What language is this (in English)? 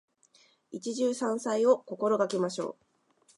Japanese